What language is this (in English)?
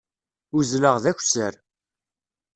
Kabyle